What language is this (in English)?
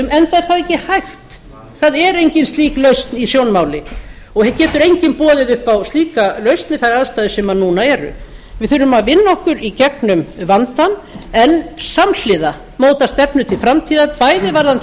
Icelandic